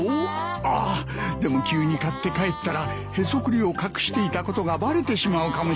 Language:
Japanese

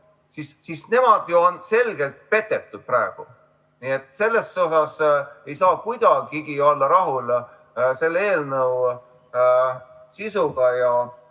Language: Estonian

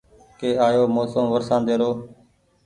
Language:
Goaria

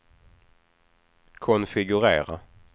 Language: Swedish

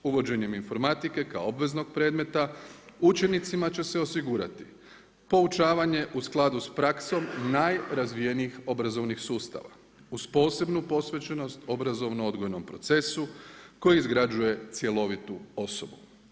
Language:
Croatian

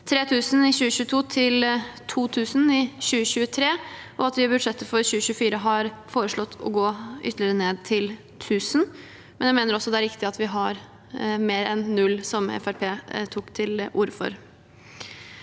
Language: Norwegian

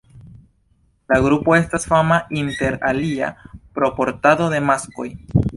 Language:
Esperanto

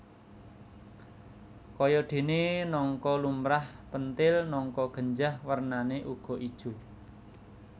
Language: Javanese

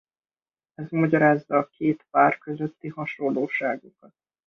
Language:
Hungarian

